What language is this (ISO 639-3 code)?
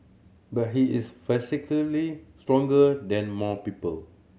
eng